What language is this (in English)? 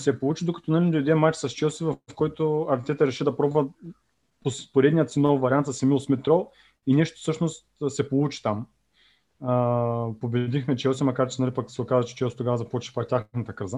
Bulgarian